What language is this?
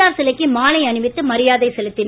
Tamil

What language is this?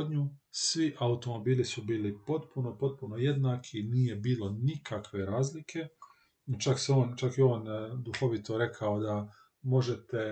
Croatian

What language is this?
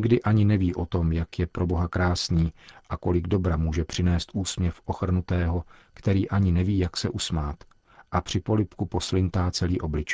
Czech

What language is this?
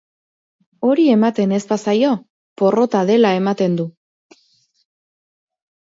Basque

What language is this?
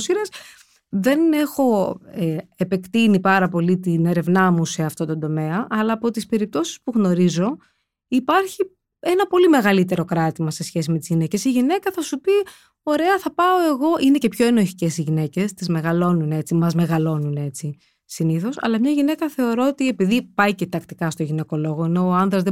Greek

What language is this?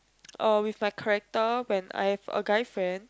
English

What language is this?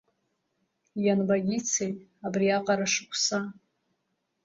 Abkhazian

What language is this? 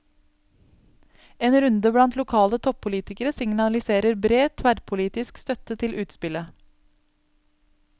Norwegian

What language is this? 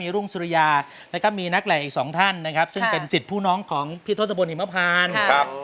Thai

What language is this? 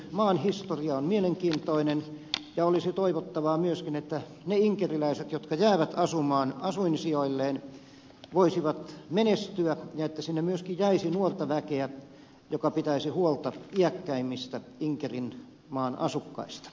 Finnish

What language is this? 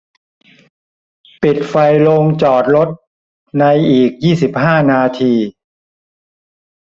Thai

